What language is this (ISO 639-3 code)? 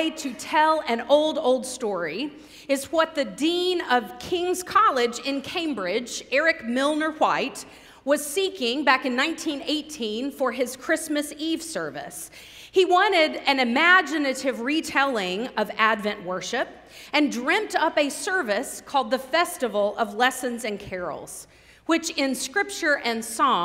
eng